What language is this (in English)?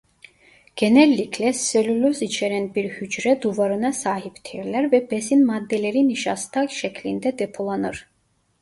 Turkish